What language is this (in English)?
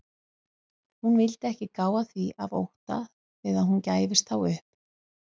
Icelandic